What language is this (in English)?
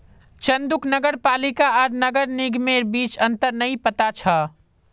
Magahi